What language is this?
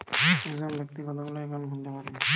Bangla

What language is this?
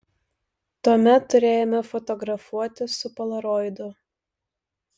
Lithuanian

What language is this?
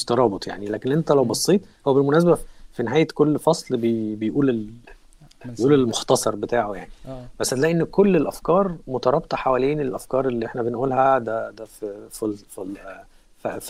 Arabic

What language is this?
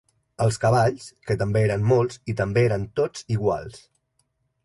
Catalan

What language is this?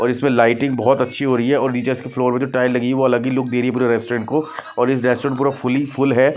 Hindi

